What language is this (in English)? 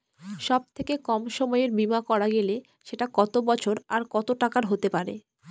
Bangla